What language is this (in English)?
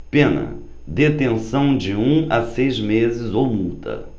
Portuguese